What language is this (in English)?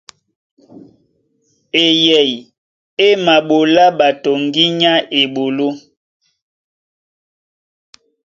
Duala